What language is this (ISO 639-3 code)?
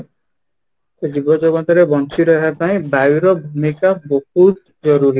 ori